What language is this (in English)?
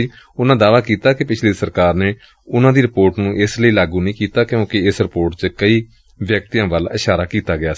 Punjabi